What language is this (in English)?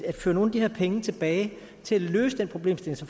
Danish